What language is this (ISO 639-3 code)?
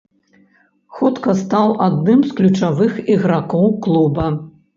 bel